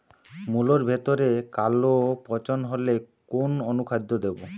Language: Bangla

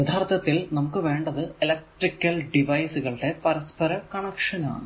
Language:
Malayalam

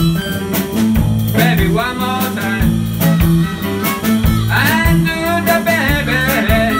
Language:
Spanish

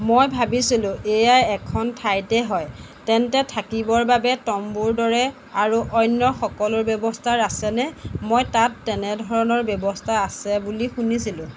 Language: Assamese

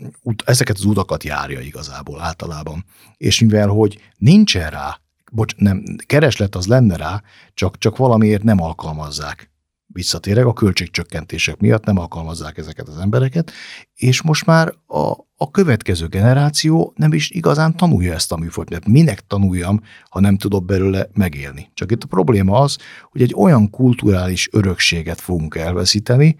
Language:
Hungarian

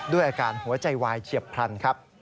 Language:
Thai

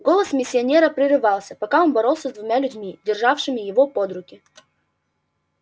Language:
Russian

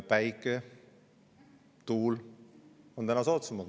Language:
Estonian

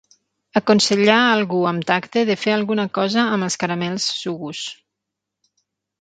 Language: Catalan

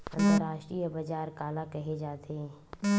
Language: Chhattisgarhi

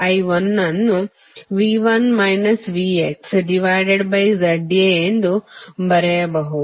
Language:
Kannada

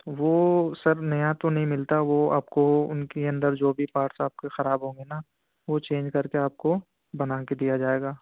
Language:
Urdu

